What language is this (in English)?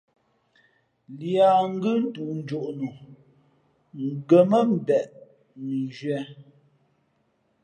Fe'fe'